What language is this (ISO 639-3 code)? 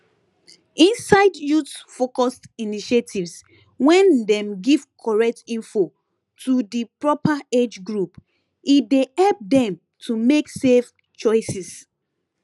pcm